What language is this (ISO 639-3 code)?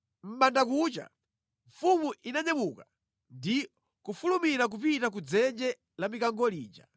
nya